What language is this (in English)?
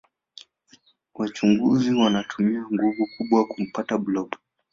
Swahili